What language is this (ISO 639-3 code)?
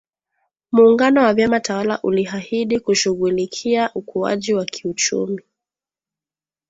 swa